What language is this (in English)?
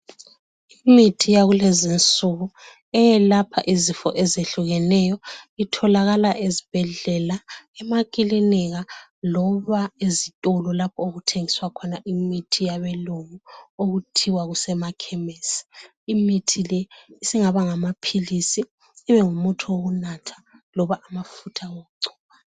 North Ndebele